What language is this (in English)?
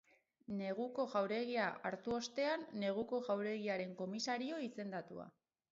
Basque